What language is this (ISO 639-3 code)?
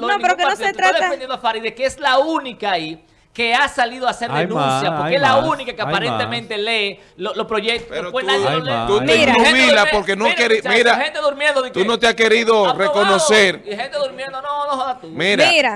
spa